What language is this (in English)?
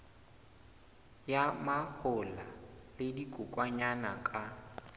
Southern Sotho